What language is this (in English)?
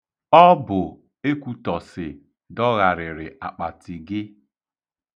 Igbo